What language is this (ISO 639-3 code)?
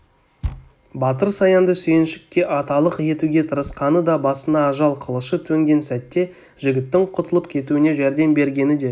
kaz